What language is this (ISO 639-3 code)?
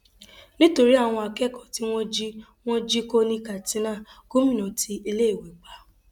yor